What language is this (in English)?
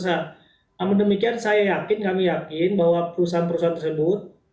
Indonesian